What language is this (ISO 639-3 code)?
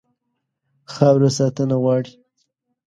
pus